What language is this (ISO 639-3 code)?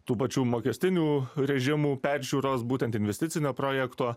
lit